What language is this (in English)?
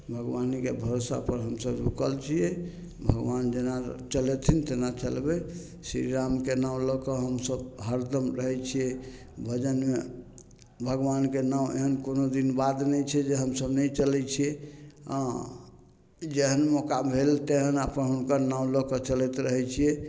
Maithili